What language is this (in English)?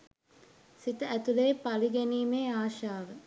Sinhala